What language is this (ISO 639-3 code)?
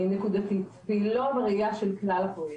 heb